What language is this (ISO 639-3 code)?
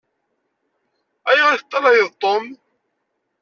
kab